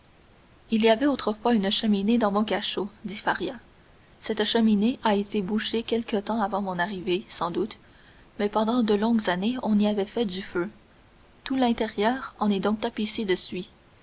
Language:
French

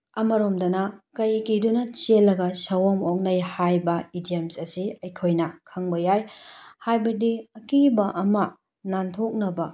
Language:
Manipuri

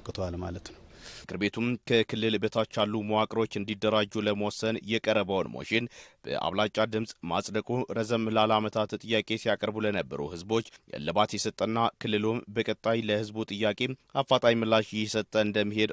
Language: Arabic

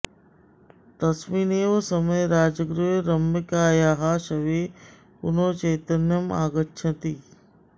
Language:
Sanskrit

